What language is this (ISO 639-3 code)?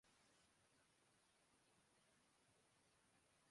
urd